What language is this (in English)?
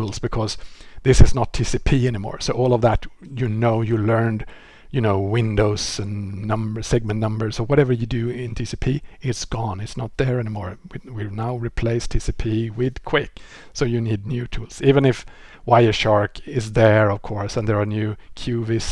English